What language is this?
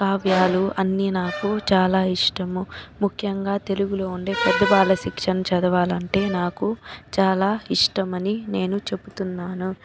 Telugu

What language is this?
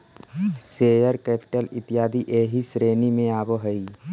Magahi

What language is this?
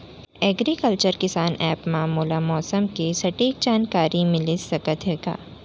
Chhattisgarhi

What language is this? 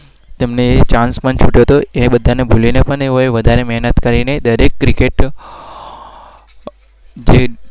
Gujarati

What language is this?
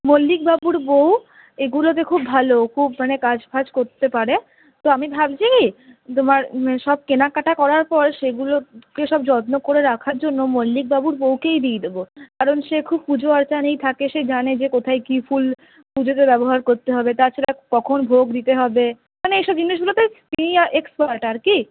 Bangla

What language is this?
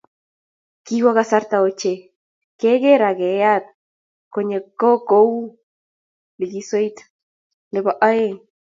Kalenjin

